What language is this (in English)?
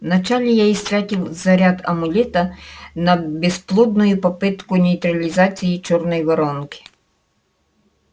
Russian